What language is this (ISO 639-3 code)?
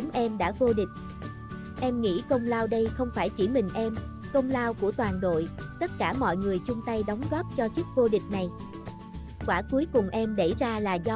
vie